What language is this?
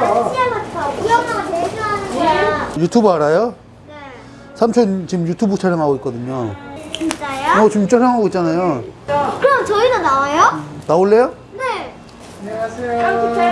Korean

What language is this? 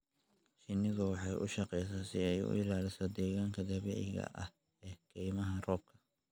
Somali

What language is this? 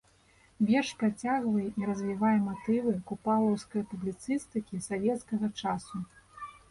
Belarusian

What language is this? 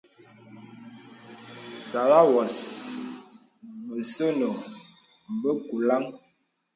Bebele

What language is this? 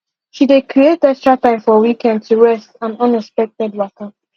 Nigerian Pidgin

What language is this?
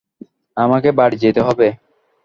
Bangla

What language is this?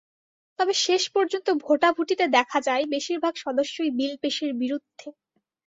Bangla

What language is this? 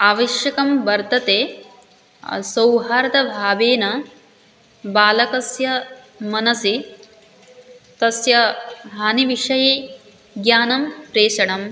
Sanskrit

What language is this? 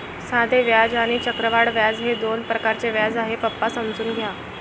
Marathi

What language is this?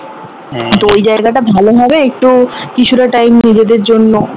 Bangla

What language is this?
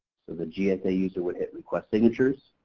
English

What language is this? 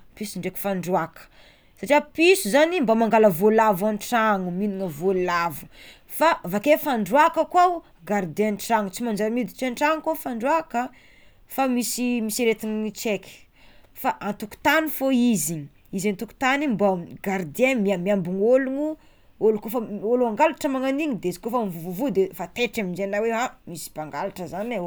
Tsimihety Malagasy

